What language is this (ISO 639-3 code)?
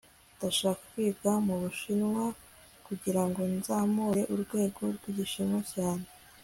kin